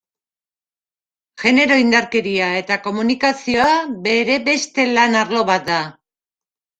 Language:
Basque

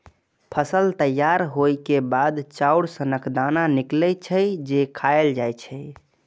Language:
Maithili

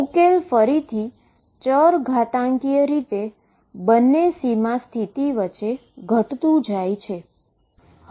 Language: Gujarati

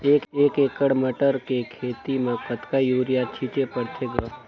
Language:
Chhattisgarhi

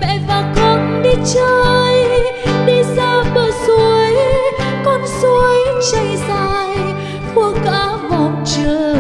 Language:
Vietnamese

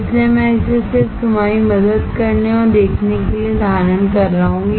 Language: Hindi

